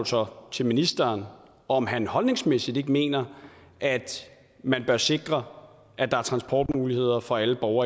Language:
Danish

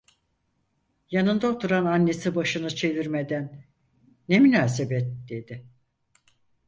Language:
Turkish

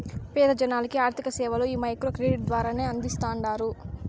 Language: Telugu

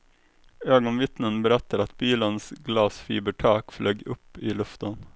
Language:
Swedish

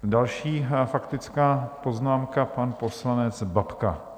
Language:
Czech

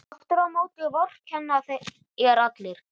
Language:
Icelandic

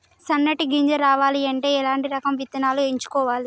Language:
Telugu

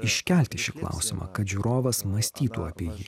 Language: Lithuanian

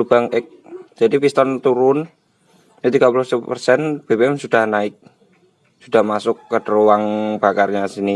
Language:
Indonesian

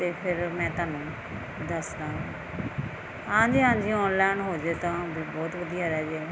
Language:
Punjabi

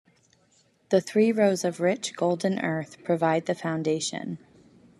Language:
English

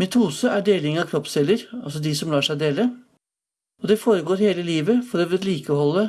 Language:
Norwegian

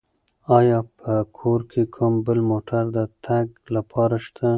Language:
Pashto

